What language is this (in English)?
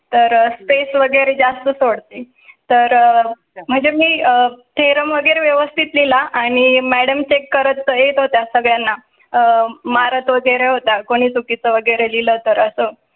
Marathi